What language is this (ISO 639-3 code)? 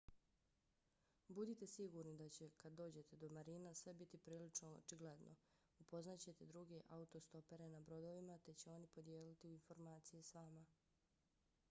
bos